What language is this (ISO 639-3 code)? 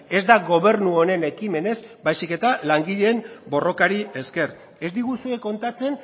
eus